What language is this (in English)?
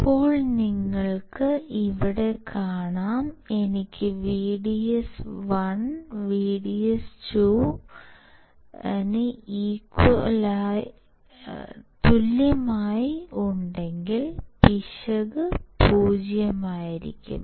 Malayalam